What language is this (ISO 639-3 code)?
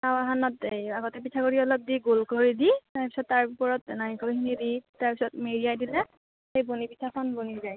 asm